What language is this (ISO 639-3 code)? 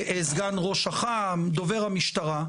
heb